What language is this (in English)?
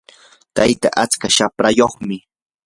Yanahuanca Pasco Quechua